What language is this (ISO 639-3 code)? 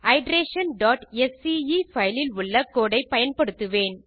tam